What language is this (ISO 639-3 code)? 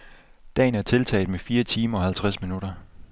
dan